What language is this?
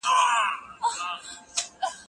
Pashto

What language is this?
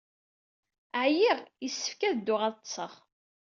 Kabyle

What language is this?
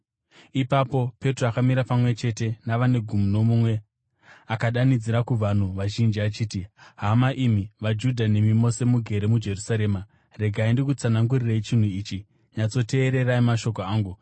Shona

